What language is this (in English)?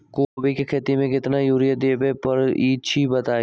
Magahi